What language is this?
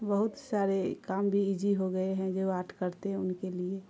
Urdu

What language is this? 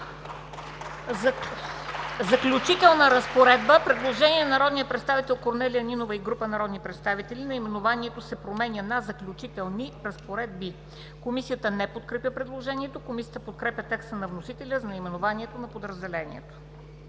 Bulgarian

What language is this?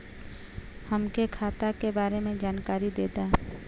Bhojpuri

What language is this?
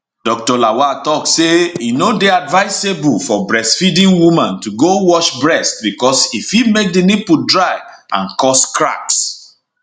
Nigerian Pidgin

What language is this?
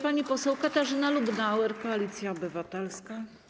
Polish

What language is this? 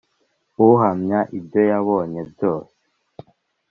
Kinyarwanda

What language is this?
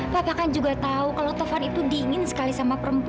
Indonesian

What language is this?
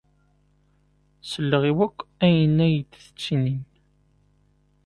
Kabyle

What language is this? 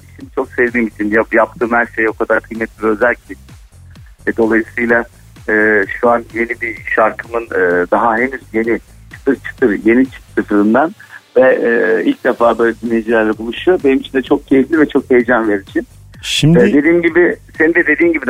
Turkish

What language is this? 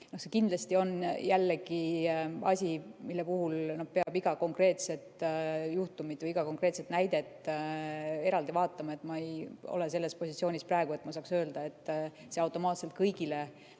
Estonian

